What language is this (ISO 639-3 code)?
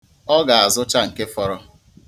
ibo